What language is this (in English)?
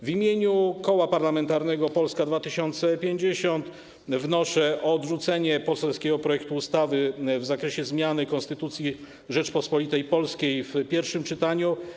Polish